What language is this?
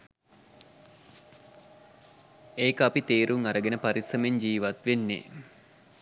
Sinhala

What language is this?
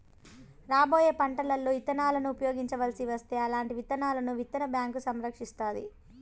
Telugu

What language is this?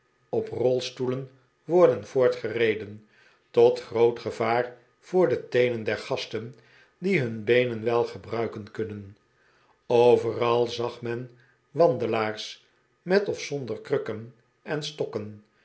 Dutch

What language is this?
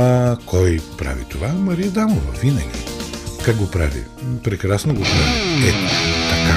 Bulgarian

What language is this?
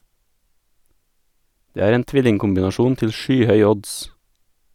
Norwegian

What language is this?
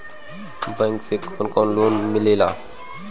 Bhojpuri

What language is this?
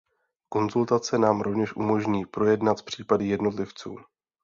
Czech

